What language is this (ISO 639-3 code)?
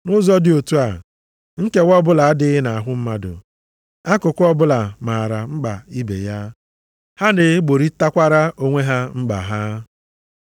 ibo